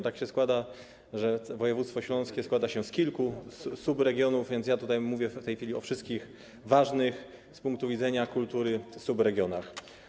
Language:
Polish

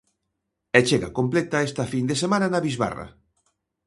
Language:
Galician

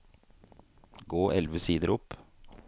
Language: Norwegian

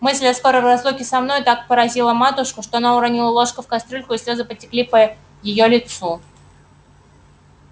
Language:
Russian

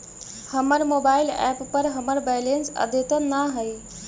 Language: Magahi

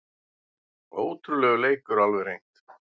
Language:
Icelandic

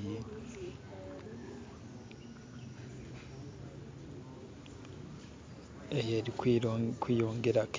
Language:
Masaaba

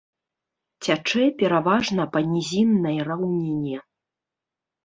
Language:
Belarusian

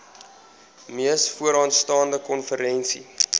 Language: Afrikaans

